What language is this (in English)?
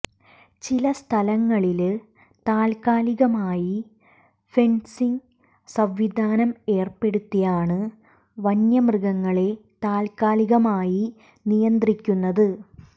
Malayalam